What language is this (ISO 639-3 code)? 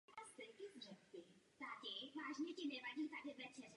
ces